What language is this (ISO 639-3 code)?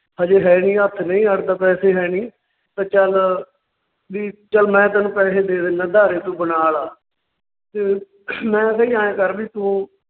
pan